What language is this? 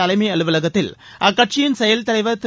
Tamil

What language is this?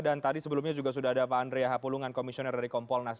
Indonesian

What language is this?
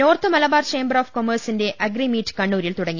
Malayalam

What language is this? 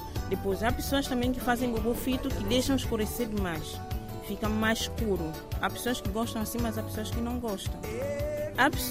Portuguese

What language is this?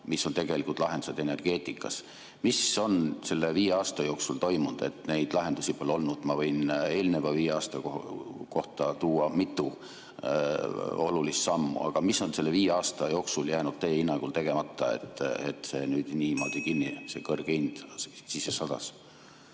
Estonian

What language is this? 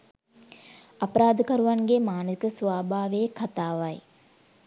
Sinhala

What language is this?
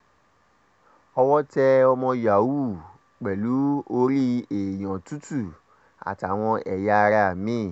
Yoruba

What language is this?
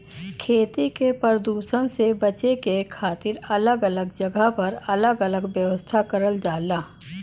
Bhojpuri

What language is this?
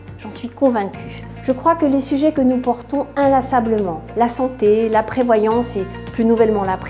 French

